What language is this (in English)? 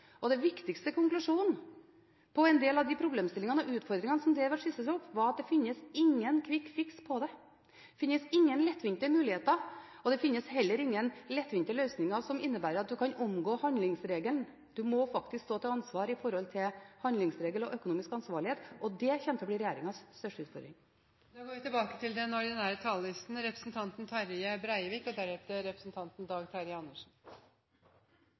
Norwegian